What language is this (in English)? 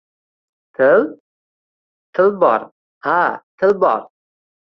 Uzbek